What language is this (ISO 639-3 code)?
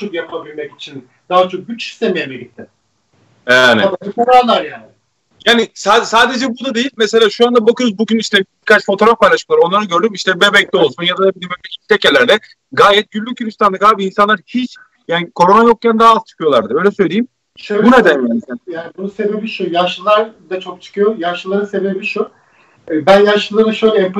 tur